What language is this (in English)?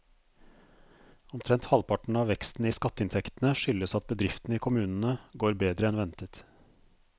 Norwegian